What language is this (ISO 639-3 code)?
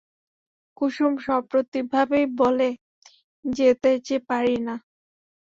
ben